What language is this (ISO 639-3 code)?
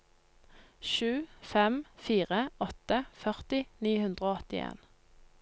nor